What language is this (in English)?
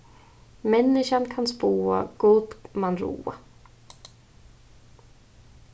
Faroese